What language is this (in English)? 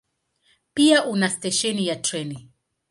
Swahili